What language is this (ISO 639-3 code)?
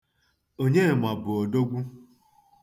ibo